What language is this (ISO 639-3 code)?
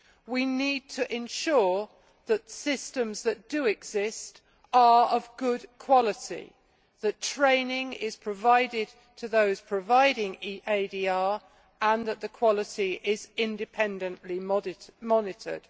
eng